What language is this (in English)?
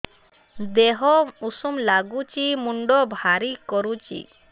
Odia